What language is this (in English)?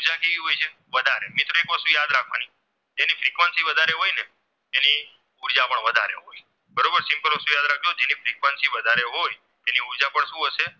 Gujarati